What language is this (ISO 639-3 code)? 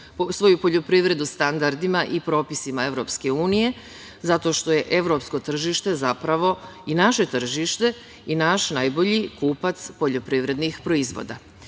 srp